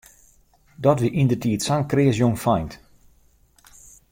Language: Western Frisian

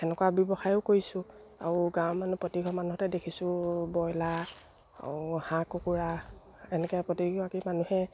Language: Assamese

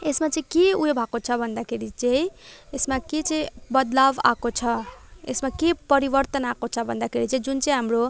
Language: Nepali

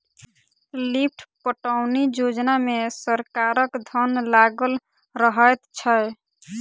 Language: Maithili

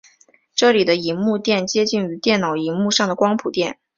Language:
Chinese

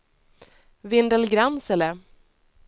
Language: Swedish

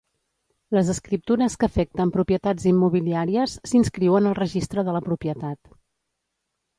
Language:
Catalan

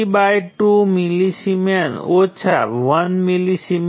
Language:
Gujarati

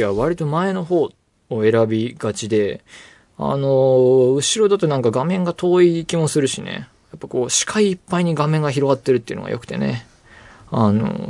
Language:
Japanese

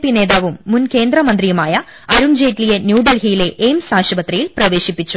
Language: Malayalam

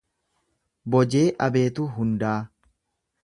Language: Oromo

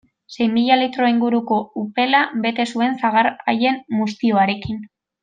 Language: Basque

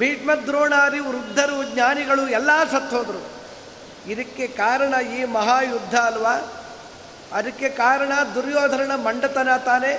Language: Kannada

